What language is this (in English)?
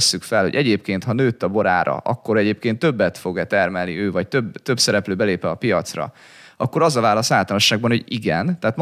Hungarian